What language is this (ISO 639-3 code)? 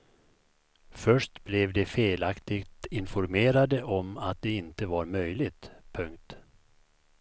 swe